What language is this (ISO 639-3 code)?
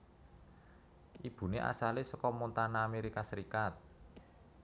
jav